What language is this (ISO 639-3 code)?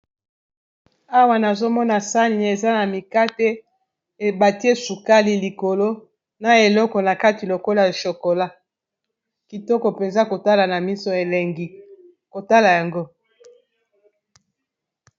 lin